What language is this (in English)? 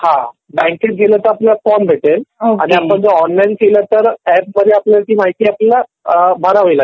Marathi